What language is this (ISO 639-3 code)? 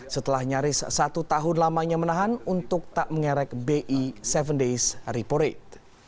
ind